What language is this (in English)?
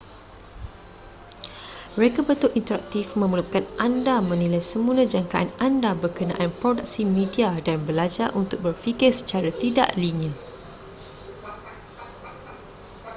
Malay